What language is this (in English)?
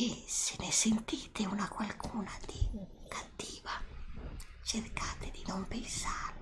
Italian